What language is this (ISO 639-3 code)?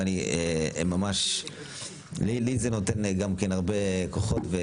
heb